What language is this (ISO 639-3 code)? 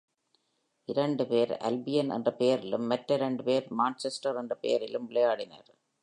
tam